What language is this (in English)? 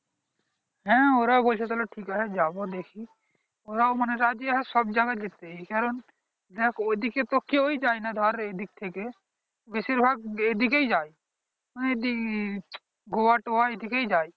Bangla